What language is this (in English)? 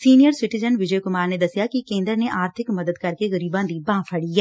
Punjabi